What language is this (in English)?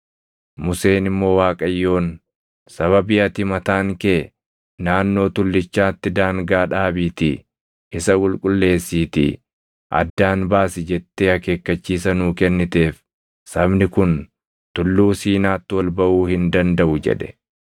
Oromo